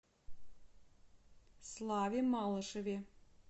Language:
Russian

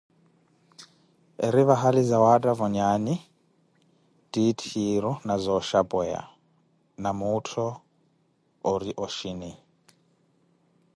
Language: Koti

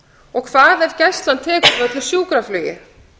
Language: Icelandic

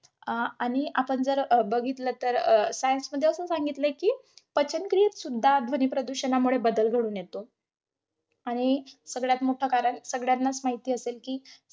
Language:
Marathi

